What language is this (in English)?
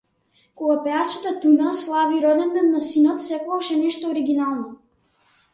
Macedonian